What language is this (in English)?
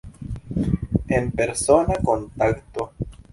Esperanto